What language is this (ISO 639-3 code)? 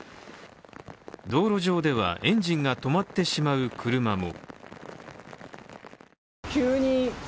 jpn